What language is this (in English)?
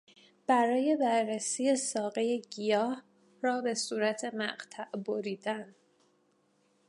Persian